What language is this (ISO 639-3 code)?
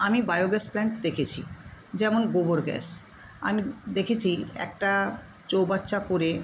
ben